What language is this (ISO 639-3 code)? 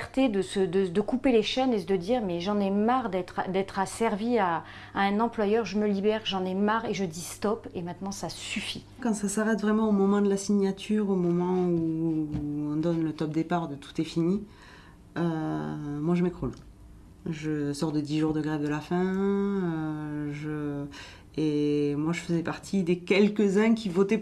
fra